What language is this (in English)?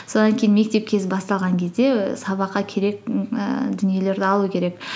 Kazakh